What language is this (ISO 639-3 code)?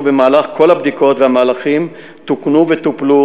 heb